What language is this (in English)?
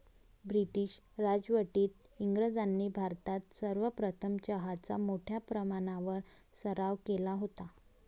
Marathi